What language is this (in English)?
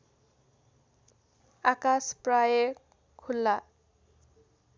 Nepali